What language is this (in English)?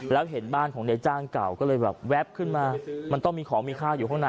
Thai